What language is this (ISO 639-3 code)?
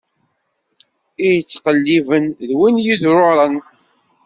kab